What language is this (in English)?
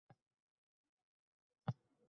Uzbek